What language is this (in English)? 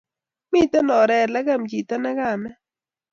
Kalenjin